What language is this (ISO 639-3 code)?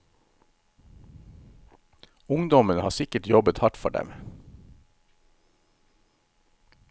nor